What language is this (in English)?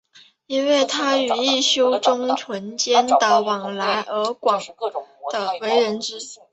Chinese